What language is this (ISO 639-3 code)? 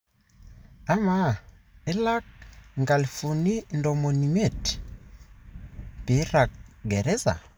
mas